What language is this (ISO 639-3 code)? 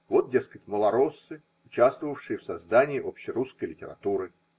rus